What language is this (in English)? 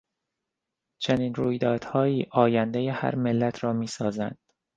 Persian